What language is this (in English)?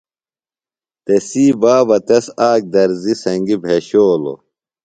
Phalura